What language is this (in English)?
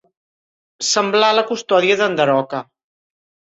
Catalan